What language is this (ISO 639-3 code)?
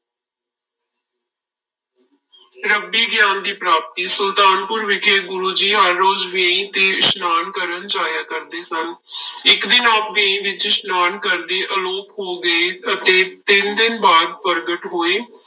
pan